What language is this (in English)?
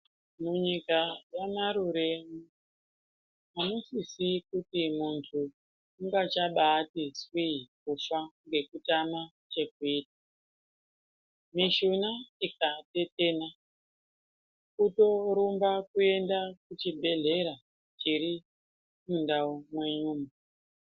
Ndau